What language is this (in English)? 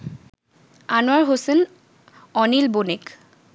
Bangla